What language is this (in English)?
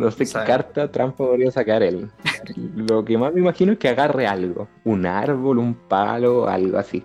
Spanish